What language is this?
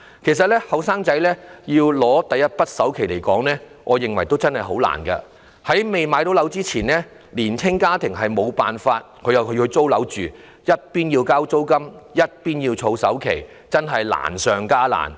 Cantonese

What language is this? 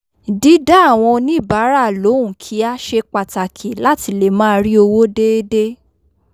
Yoruba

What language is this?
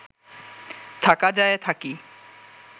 Bangla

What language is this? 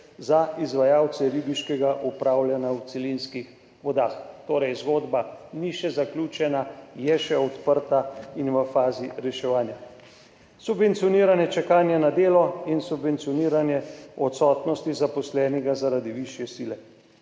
Slovenian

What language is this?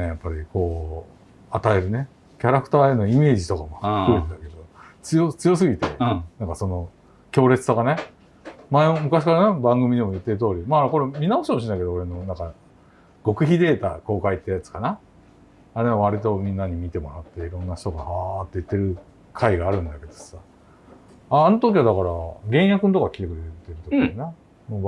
Japanese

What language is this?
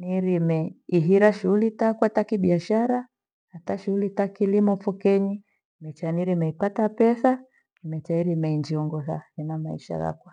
Gweno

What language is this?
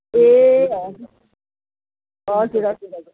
Nepali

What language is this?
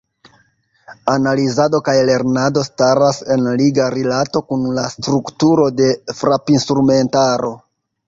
Esperanto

